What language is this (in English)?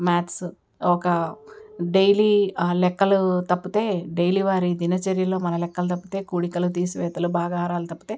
Telugu